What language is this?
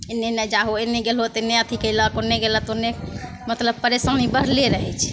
Maithili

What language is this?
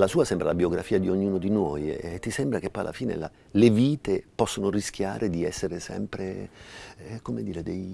Italian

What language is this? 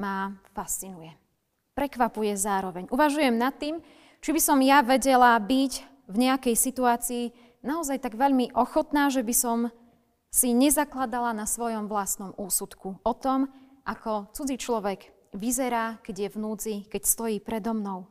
Slovak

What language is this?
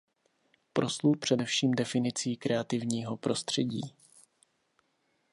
Czech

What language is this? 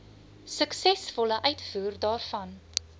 Afrikaans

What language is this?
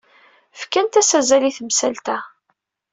Kabyle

